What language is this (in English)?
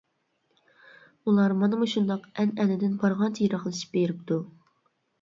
Uyghur